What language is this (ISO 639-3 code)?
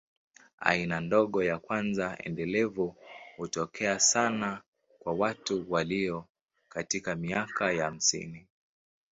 swa